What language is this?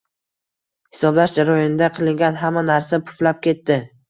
Uzbek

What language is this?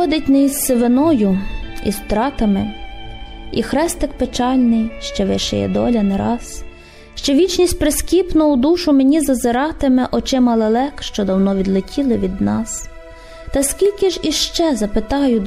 Ukrainian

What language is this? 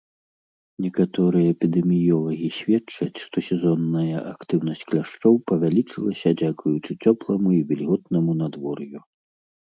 Belarusian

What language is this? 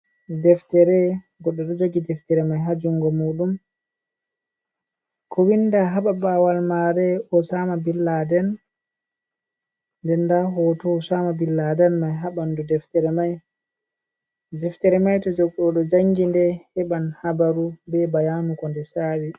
Fula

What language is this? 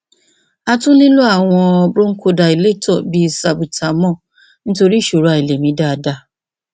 Yoruba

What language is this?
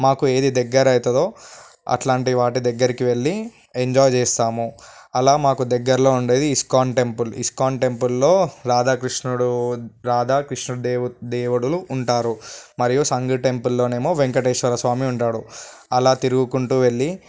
Telugu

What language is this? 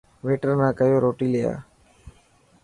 Dhatki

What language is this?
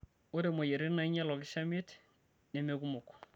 Masai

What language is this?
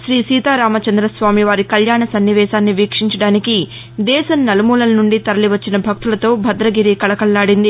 Telugu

